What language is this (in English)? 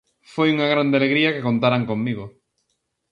Galician